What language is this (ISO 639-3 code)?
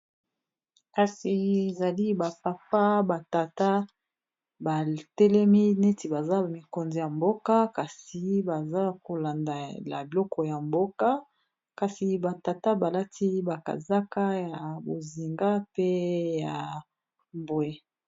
lin